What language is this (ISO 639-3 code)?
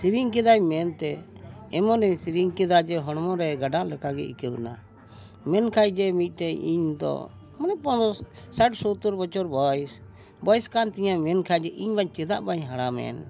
sat